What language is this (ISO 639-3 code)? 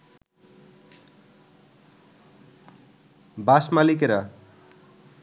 ben